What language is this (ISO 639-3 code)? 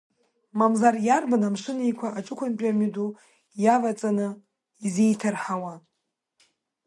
abk